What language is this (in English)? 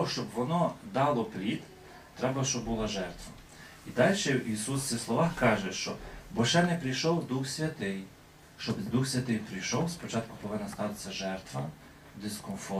Ukrainian